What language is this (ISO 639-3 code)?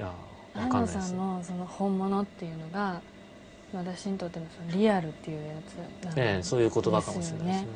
jpn